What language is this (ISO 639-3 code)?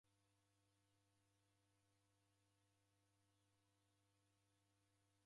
dav